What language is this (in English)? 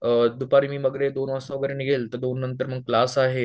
Marathi